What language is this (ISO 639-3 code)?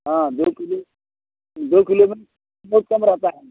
hin